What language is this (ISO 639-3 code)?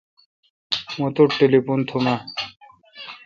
xka